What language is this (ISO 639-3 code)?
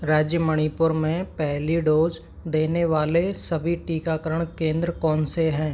hin